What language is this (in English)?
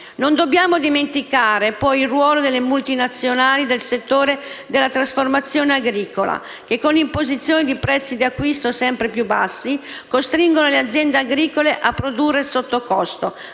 Italian